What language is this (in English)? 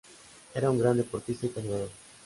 Spanish